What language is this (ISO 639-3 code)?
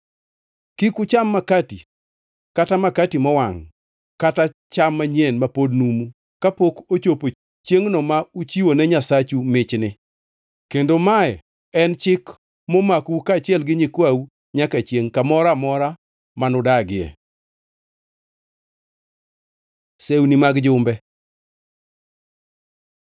luo